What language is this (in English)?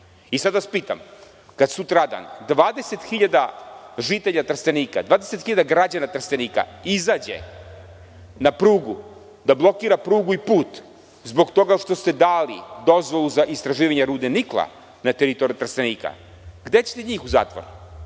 Serbian